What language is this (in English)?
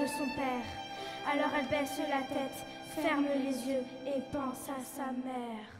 French